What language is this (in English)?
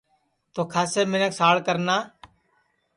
Sansi